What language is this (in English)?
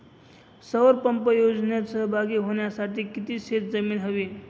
Marathi